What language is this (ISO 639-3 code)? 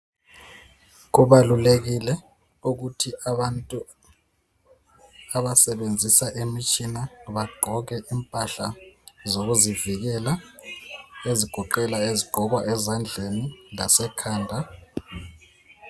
nde